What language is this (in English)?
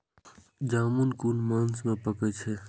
Maithili